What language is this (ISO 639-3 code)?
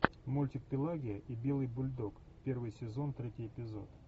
rus